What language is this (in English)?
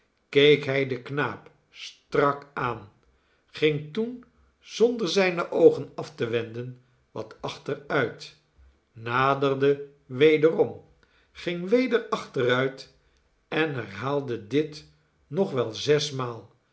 Dutch